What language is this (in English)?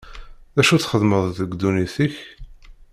Kabyle